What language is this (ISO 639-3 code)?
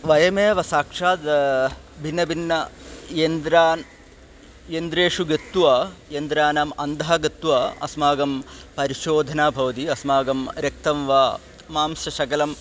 san